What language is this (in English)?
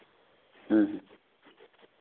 Santali